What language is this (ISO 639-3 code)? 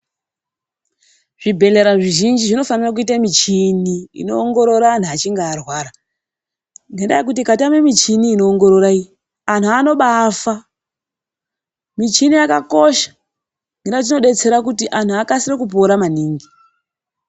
ndc